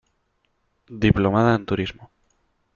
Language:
Spanish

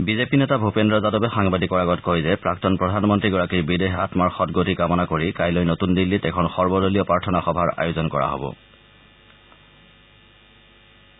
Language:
Assamese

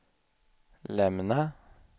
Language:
Swedish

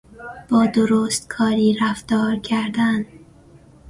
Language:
Persian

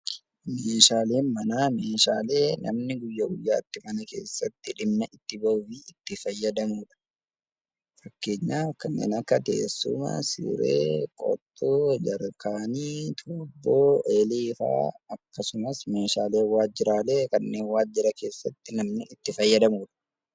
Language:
Oromo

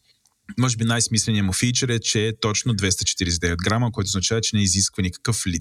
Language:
Bulgarian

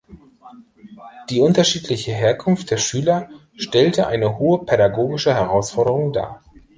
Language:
German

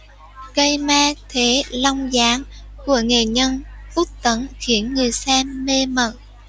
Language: Vietnamese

